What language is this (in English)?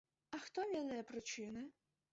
Belarusian